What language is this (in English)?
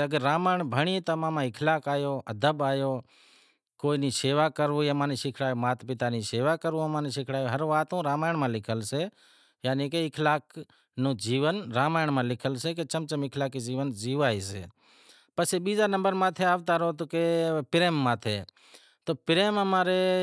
Wadiyara Koli